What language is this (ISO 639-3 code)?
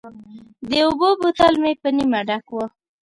pus